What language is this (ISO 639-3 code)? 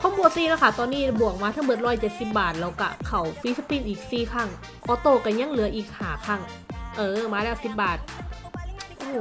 tha